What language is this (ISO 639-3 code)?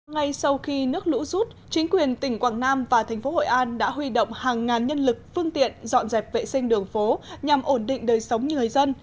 vie